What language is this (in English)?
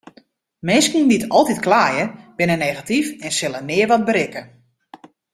Western Frisian